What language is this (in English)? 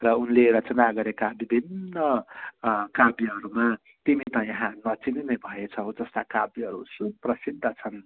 Nepali